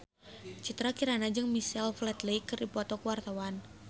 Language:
Sundanese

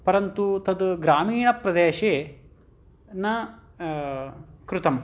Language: Sanskrit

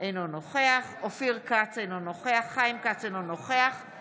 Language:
Hebrew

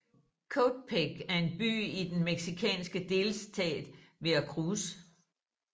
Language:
Danish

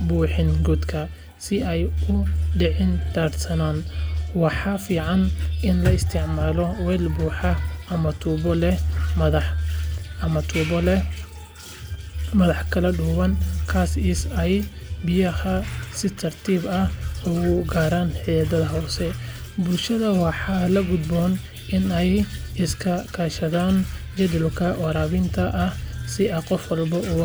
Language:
Somali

